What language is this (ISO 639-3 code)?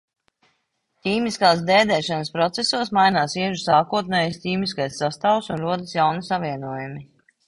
lav